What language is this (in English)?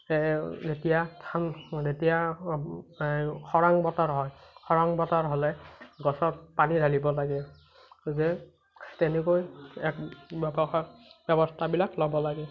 Assamese